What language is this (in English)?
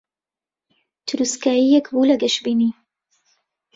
Central Kurdish